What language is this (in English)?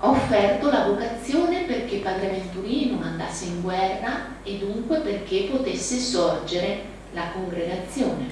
Italian